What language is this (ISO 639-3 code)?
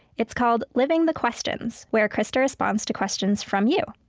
eng